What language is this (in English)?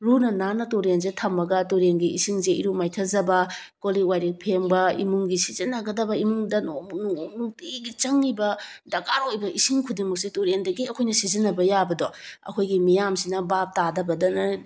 Manipuri